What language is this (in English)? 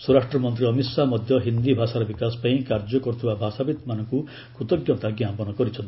Odia